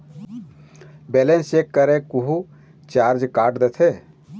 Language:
Chhattisgarhi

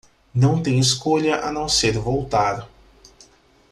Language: Portuguese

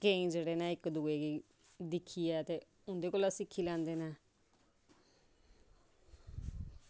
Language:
Dogri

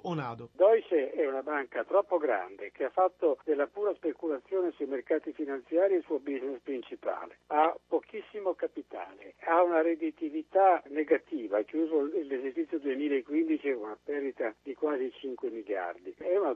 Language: Italian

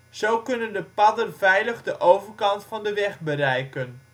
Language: Dutch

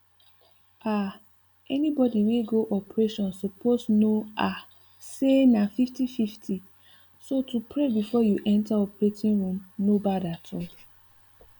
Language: Nigerian Pidgin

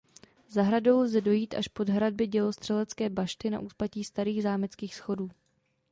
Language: Czech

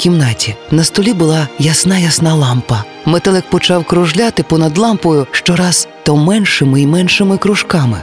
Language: Ukrainian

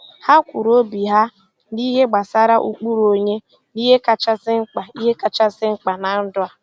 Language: Igbo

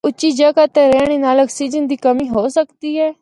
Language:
Northern Hindko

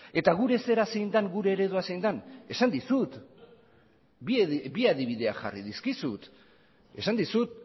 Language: Basque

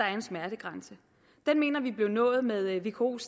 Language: Danish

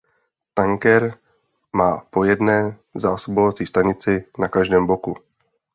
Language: Czech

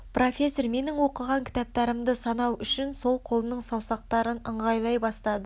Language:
Kazakh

